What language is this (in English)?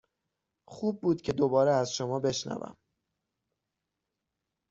Persian